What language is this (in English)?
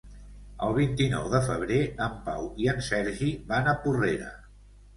Catalan